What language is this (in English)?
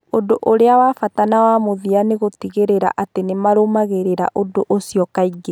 Kikuyu